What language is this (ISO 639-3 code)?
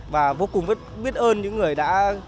vie